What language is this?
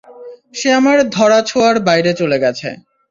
Bangla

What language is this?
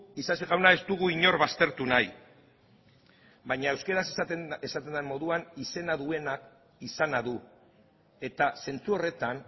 Basque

